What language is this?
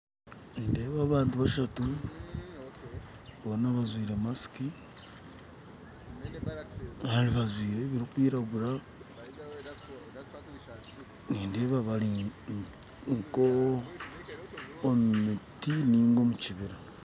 Nyankole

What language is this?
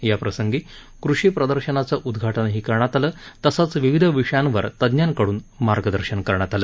Marathi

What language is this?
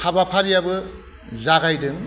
Bodo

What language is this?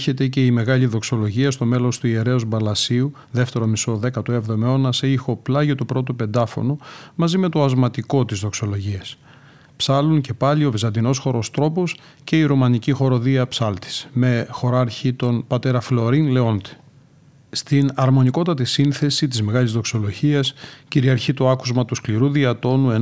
Greek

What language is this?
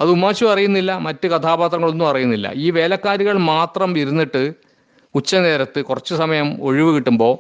Malayalam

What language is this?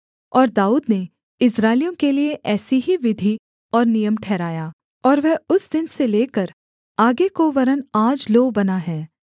Hindi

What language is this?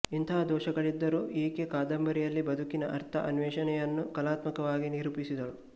Kannada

